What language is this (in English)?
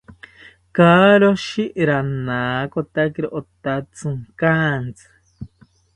South Ucayali Ashéninka